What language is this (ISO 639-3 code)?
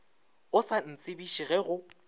nso